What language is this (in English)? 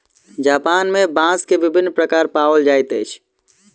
Maithili